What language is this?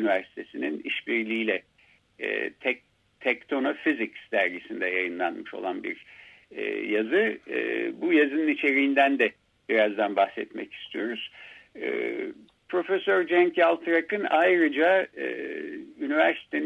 Turkish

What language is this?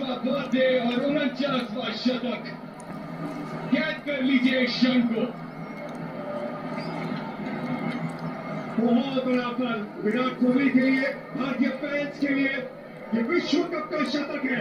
Romanian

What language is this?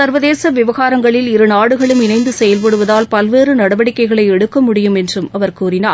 Tamil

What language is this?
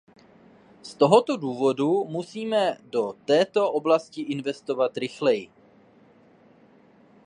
Czech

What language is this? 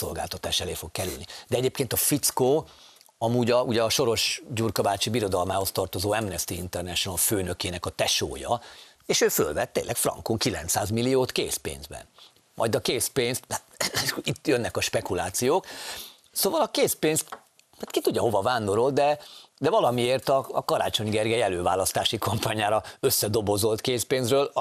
Hungarian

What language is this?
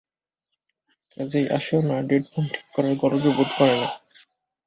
Bangla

